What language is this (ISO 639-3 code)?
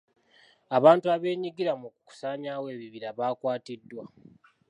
lug